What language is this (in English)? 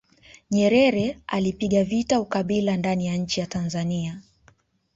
Swahili